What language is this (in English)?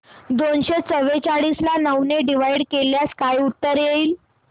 Marathi